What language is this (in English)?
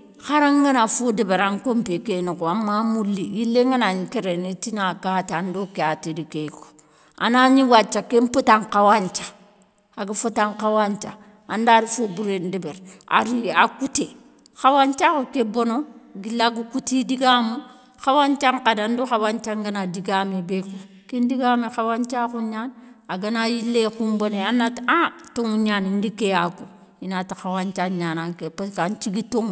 Soninke